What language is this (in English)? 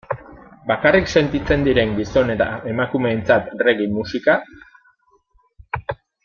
Basque